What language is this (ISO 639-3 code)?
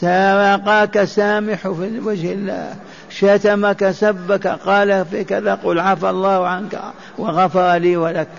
ara